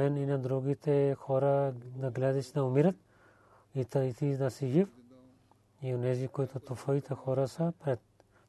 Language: Bulgarian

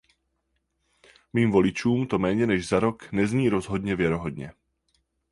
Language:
Czech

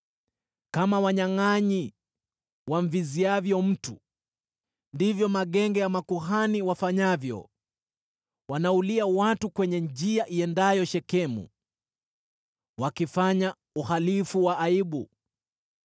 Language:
Swahili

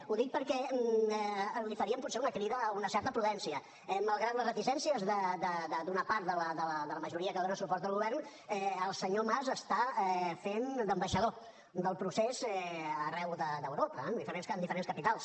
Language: Catalan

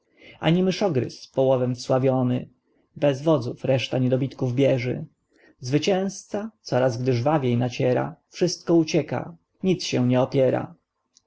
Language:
Polish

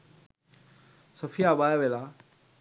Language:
Sinhala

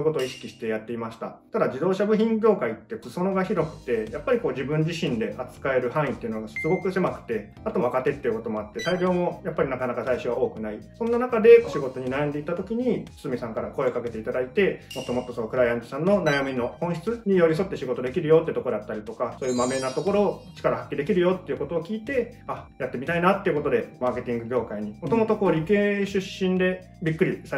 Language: Japanese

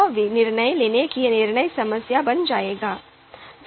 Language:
Hindi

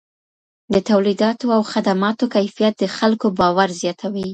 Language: Pashto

